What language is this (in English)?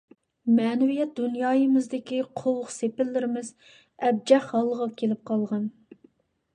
Uyghur